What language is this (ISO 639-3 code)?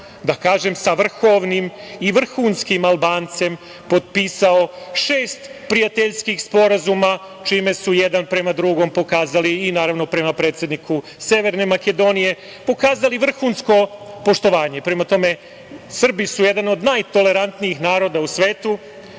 srp